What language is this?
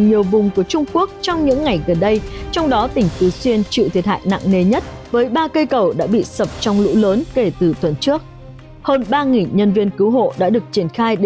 Vietnamese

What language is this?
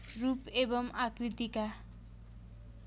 Nepali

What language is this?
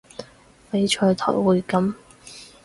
Cantonese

